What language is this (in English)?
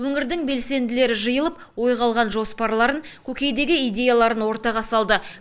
Kazakh